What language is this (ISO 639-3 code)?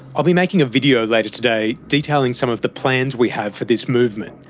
eng